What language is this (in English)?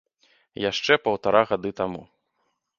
Belarusian